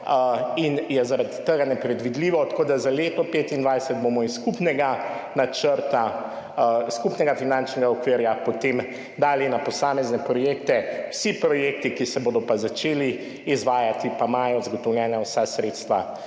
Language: Slovenian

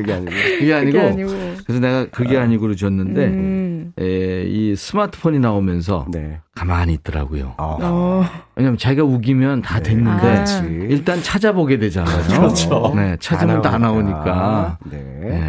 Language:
Korean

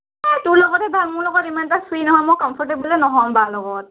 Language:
Assamese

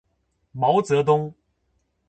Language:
Chinese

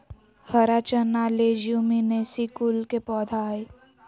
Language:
Magahi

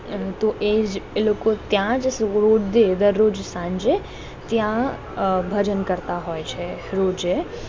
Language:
Gujarati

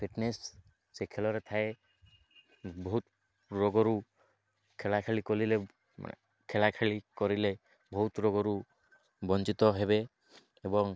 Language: Odia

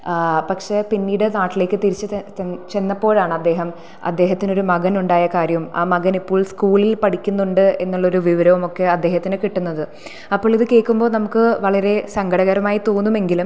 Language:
Malayalam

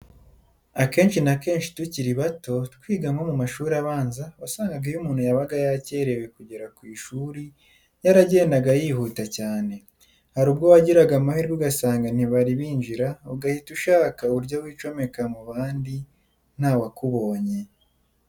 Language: Kinyarwanda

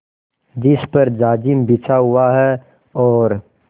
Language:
Hindi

